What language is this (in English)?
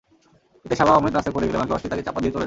Bangla